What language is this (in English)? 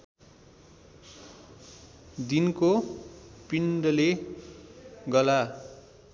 Nepali